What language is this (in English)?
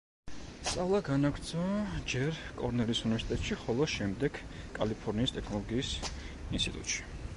Georgian